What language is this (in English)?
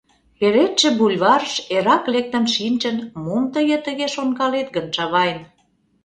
Mari